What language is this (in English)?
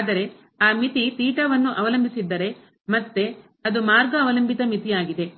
Kannada